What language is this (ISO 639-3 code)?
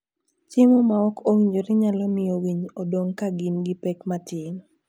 luo